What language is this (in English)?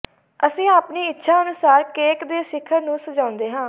Punjabi